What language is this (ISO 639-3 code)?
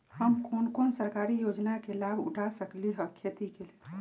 mag